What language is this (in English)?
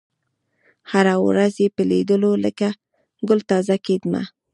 Pashto